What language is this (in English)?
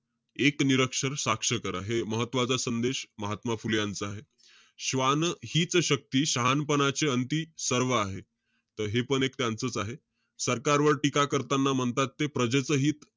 Marathi